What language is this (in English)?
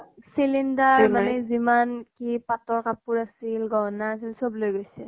Assamese